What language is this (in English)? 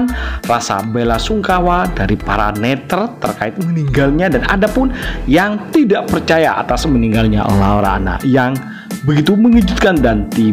Indonesian